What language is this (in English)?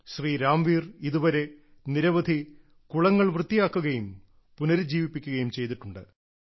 Malayalam